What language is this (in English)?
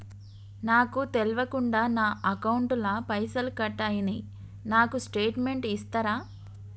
Telugu